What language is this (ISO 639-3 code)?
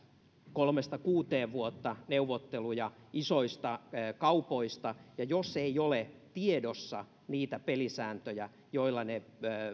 fin